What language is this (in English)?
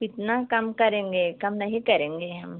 Hindi